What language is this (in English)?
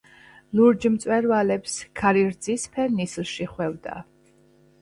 Georgian